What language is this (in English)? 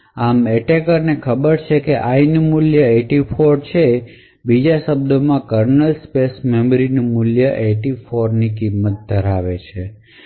Gujarati